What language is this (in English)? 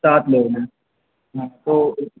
Urdu